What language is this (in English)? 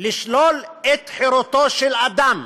Hebrew